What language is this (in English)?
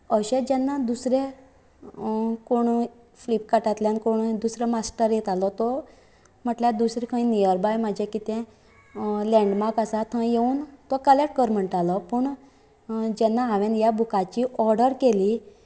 Konkani